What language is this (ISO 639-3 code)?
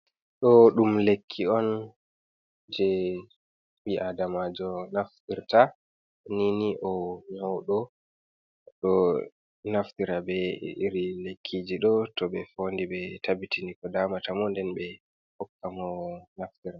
ful